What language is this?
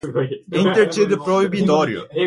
Portuguese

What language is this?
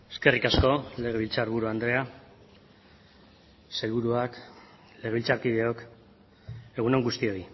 Basque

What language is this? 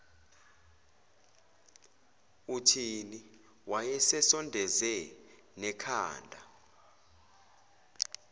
Zulu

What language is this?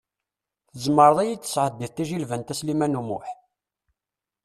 Kabyle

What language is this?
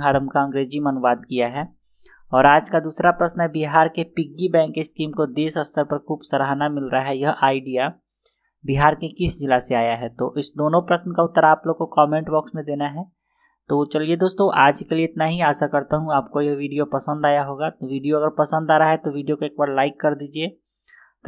Hindi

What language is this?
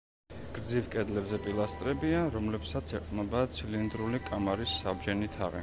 Georgian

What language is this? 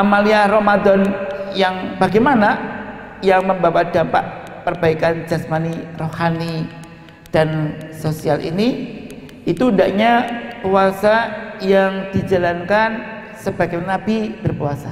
Indonesian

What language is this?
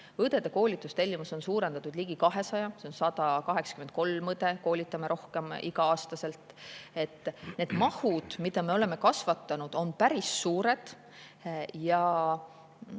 Estonian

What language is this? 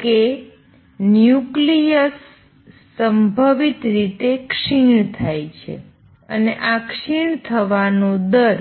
Gujarati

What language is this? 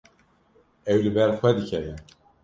Kurdish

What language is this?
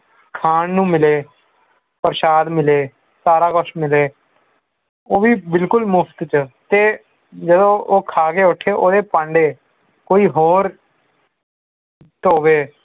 Punjabi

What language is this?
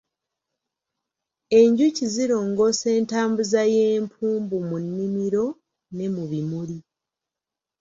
Ganda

